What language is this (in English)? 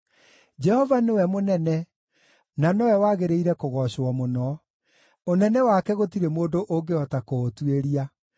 Kikuyu